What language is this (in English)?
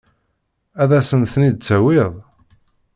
Kabyle